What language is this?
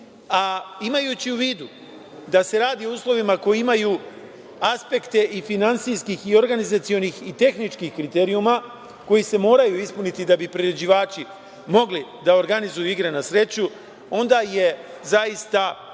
Serbian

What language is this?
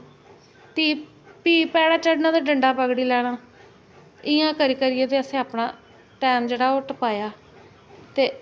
Dogri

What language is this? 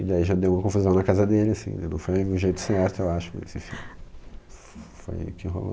Portuguese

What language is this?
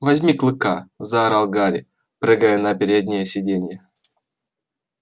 Russian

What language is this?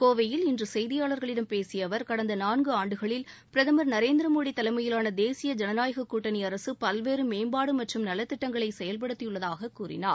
Tamil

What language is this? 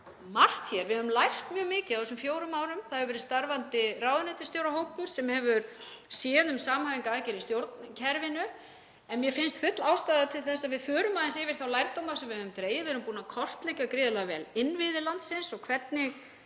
Icelandic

